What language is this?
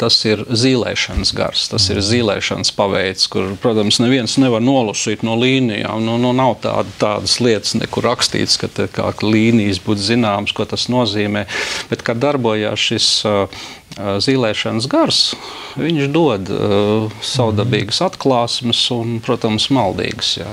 Latvian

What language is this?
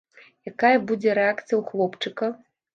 Belarusian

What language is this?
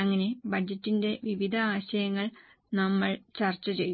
Malayalam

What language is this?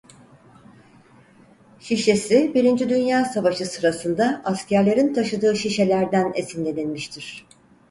Turkish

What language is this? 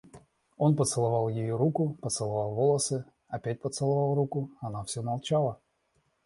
Russian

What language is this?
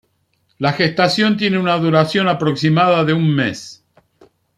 Spanish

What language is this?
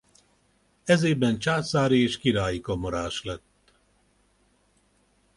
Hungarian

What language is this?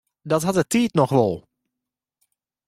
Western Frisian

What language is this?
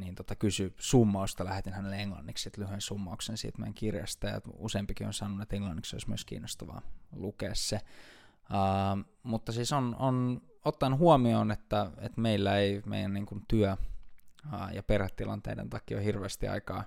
Finnish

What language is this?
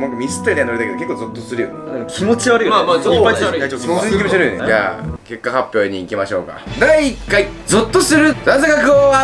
Japanese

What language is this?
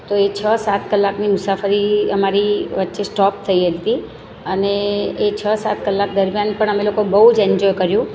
Gujarati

